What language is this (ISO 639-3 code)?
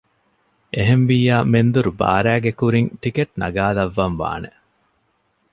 div